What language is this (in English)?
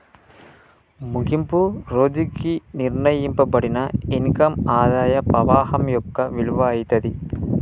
Telugu